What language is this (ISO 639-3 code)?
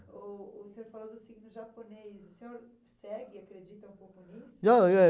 por